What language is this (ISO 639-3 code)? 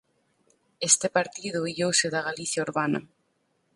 glg